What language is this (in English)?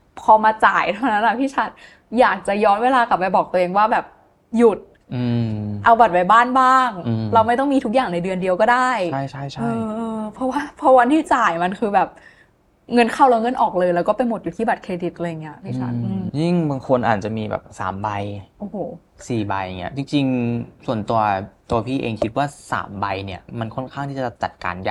Thai